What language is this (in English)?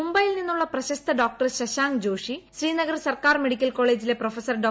Malayalam